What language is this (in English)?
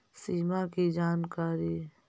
Magahi